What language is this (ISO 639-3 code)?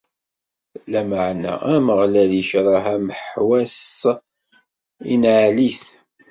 kab